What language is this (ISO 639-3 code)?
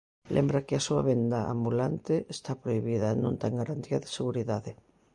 glg